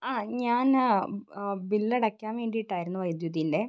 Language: Malayalam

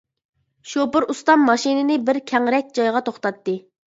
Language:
Uyghur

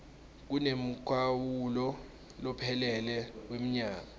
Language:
Swati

